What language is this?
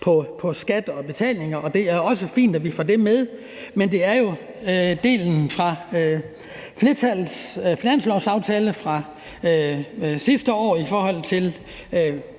Danish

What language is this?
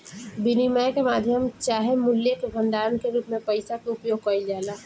Bhojpuri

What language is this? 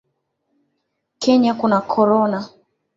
Swahili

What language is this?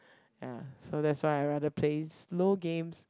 English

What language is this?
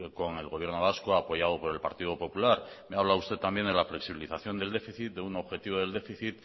Spanish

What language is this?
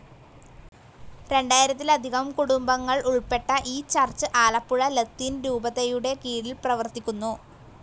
Malayalam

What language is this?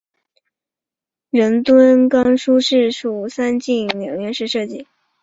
Chinese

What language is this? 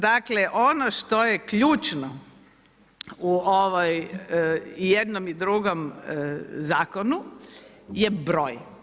Croatian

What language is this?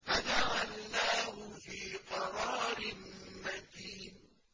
Arabic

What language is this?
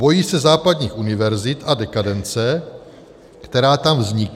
Czech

